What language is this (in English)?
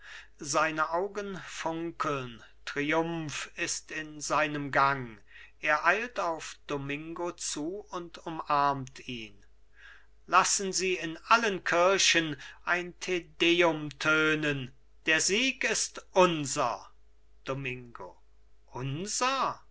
German